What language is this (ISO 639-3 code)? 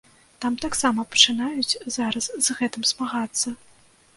bel